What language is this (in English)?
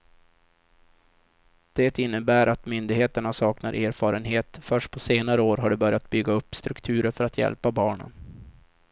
Swedish